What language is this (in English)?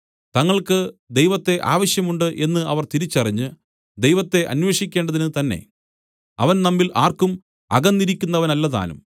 Malayalam